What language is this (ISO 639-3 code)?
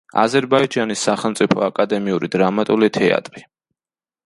kat